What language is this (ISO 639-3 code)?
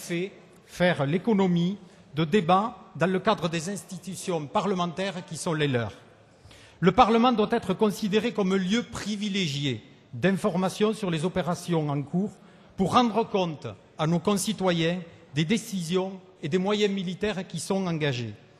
fra